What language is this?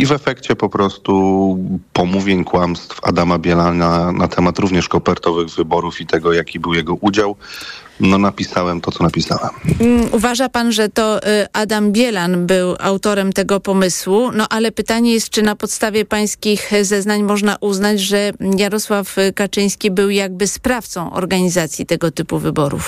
Polish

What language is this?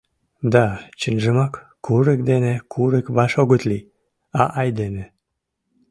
Mari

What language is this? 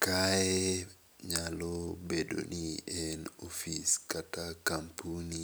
Luo (Kenya and Tanzania)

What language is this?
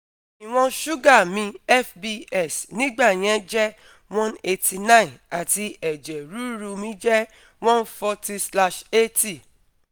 Yoruba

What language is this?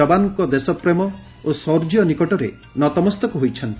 Odia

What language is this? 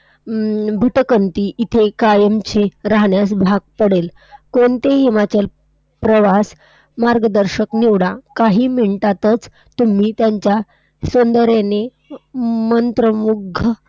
Marathi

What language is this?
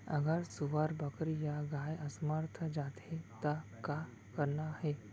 Chhattisgarhi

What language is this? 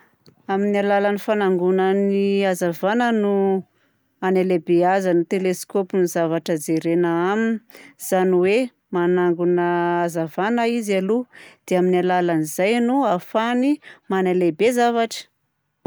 Southern Betsimisaraka Malagasy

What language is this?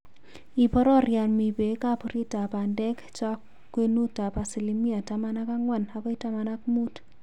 Kalenjin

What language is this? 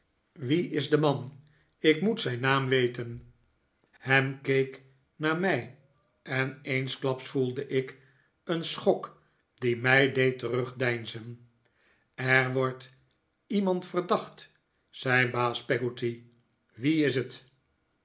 Dutch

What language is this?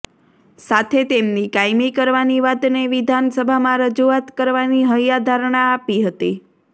Gujarati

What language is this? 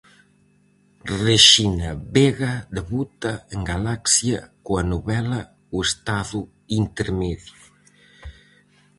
Galician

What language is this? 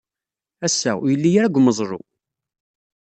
Kabyle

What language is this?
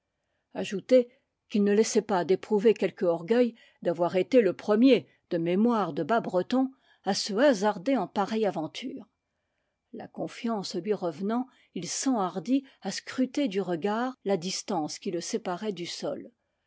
French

